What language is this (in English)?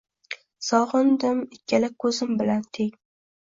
Uzbek